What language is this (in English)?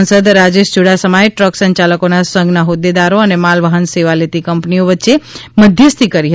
Gujarati